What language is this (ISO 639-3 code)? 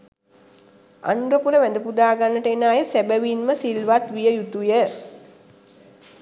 sin